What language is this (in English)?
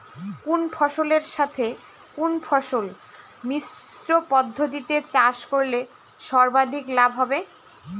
Bangla